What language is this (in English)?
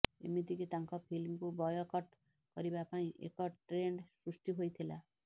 Odia